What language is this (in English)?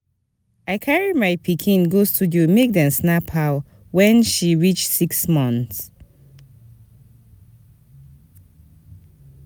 Nigerian Pidgin